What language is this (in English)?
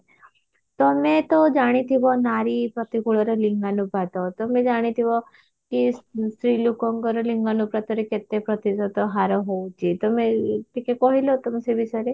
Odia